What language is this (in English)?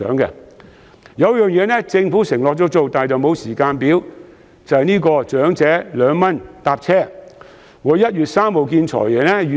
Cantonese